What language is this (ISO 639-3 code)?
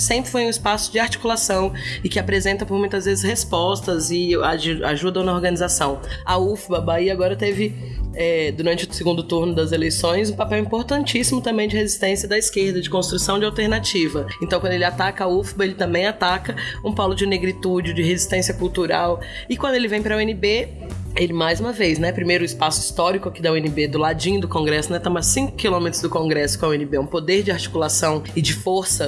por